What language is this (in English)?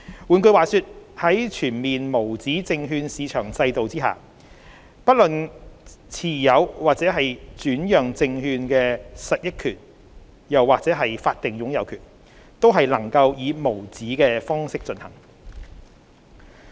Cantonese